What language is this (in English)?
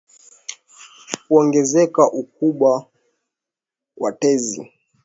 Swahili